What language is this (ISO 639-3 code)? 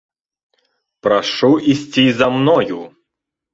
bel